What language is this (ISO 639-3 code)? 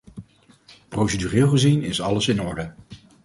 nld